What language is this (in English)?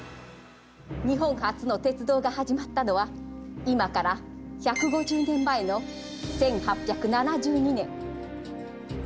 Japanese